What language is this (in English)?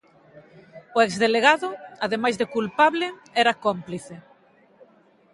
Galician